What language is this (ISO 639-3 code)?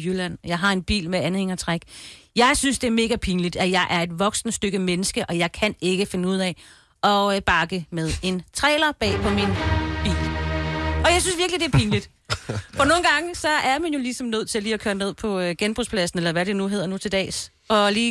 dan